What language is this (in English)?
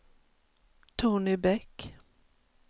Swedish